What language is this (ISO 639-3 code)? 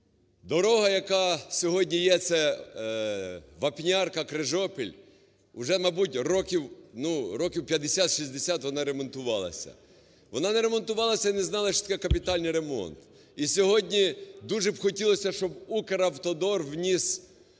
ukr